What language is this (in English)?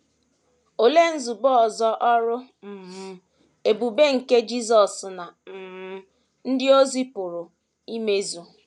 Igbo